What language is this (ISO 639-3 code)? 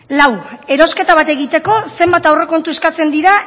eus